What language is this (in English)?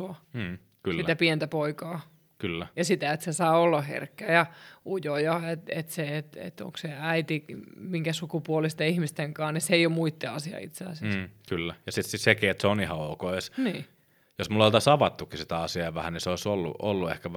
Finnish